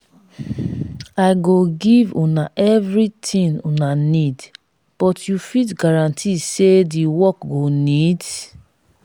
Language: Nigerian Pidgin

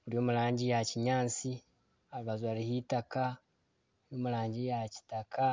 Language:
Nyankole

